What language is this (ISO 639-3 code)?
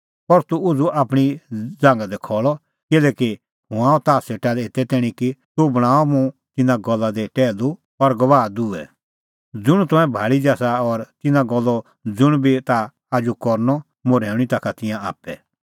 kfx